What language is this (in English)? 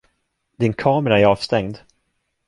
Swedish